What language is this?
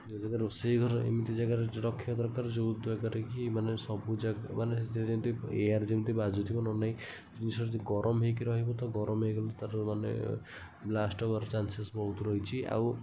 Odia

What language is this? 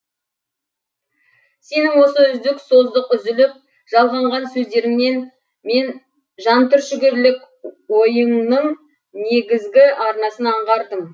Kazakh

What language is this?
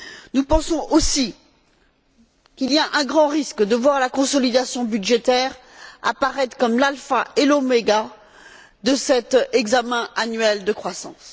French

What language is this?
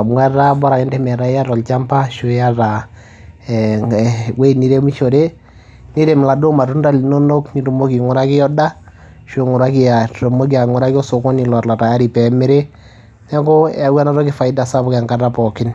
Masai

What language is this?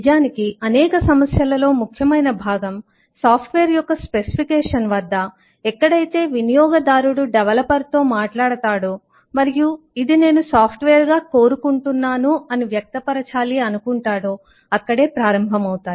Telugu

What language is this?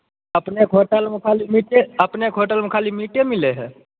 Maithili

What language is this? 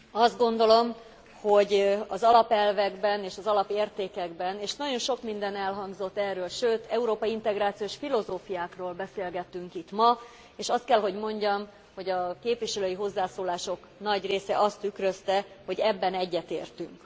Hungarian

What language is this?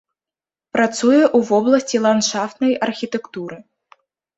Belarusian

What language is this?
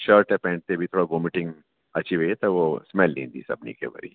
Sindhi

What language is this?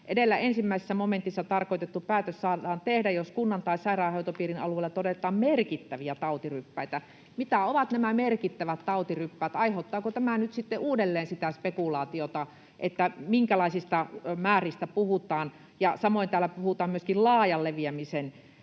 Finnish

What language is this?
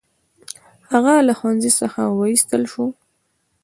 Pashto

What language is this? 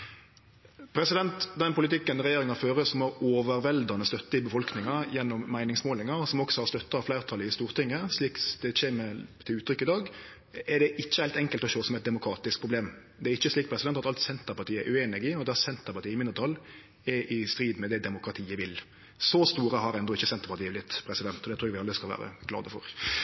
Norwegian Nynorsk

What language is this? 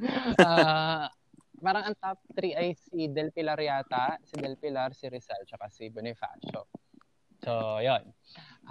Filipino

